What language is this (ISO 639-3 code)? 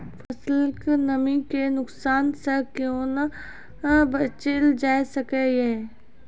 mai